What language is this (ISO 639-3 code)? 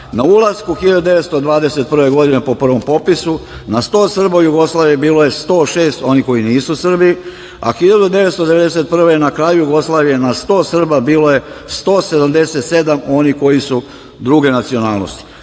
srp